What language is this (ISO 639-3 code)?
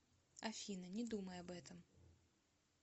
rus